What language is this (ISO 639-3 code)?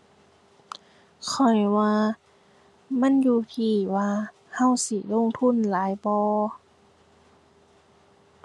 tha